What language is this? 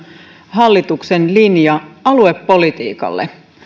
Finnish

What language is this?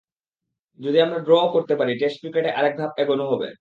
Bangla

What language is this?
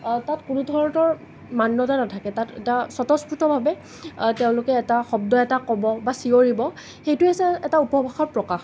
Assamese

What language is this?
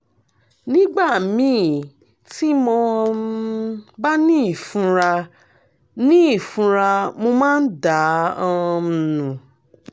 Yoruba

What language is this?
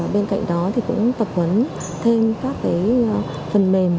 Vietnamese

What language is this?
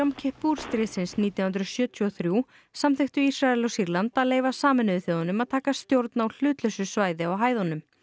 Icelandic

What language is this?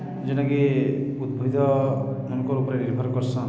Odia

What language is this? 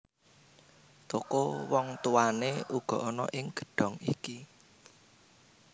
Javanese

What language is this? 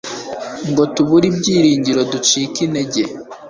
Kinyarwanda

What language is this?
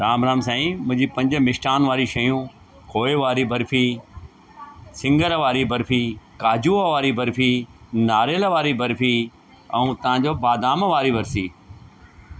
Sindhi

